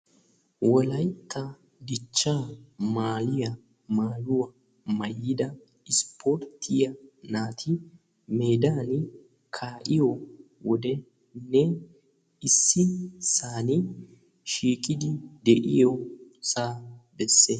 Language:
Wolaytta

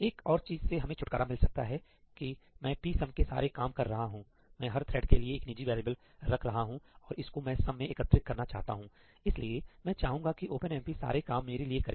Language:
Hindi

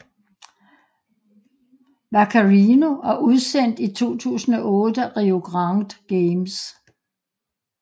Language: Danish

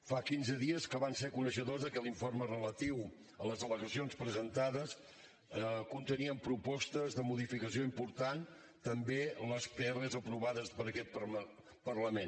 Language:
Catalan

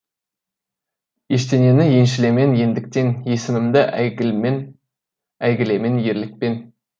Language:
Kazakh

